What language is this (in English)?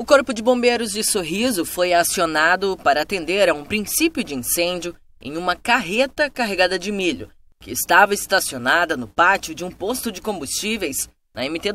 Portuguese